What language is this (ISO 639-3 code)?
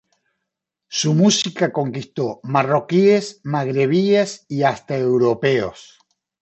spa